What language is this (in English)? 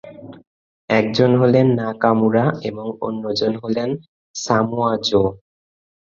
Bangla